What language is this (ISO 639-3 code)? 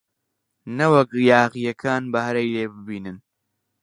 ckb